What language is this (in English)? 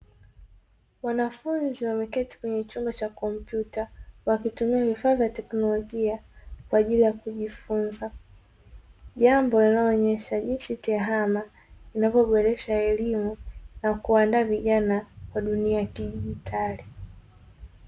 Swahili